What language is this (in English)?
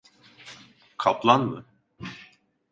Turkish